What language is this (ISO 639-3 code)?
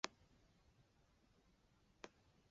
zho